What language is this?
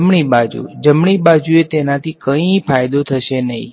Gujarati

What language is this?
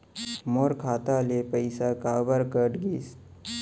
Chhattisgarhi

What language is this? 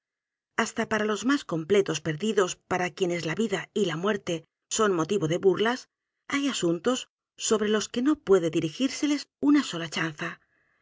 Spanish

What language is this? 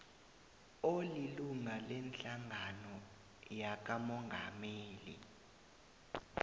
South Ndebele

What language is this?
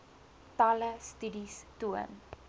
Afrikaans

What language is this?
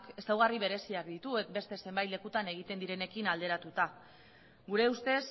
Basque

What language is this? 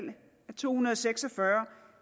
Danish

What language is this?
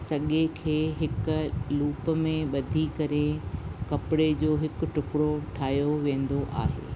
Sindhi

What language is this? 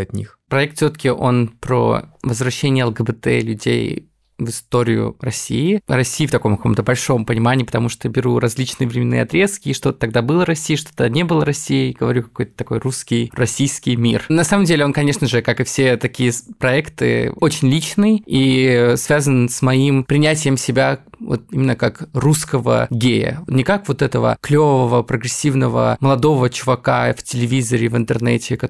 Russian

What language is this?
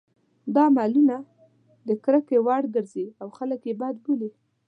Pashto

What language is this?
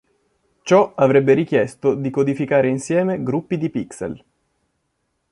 Italian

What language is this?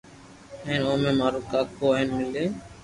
Loarki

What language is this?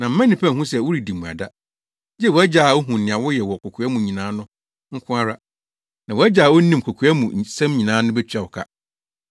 Akan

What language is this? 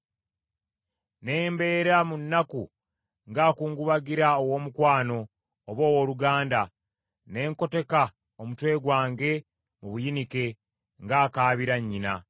Ganda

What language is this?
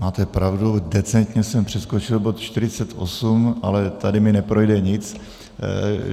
Czech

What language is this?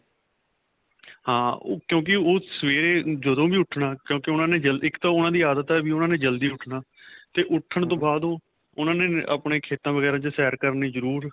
Punjabi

